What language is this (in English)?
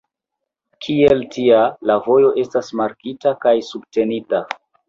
Esperanto